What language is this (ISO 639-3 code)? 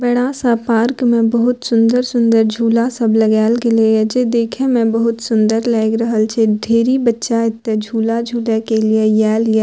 mai